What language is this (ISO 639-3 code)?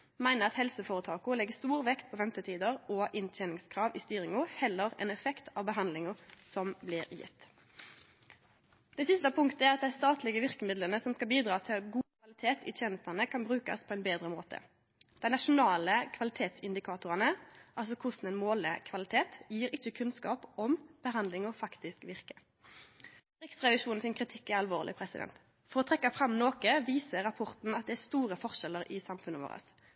nno